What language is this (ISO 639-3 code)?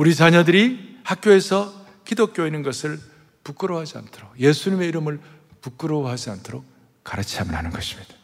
kor